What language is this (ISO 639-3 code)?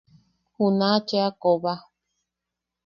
yaq